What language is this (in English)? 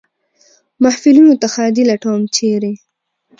Pashto